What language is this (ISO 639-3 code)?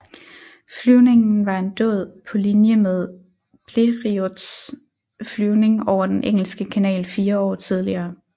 dan